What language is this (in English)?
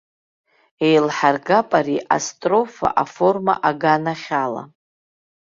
Abkhazian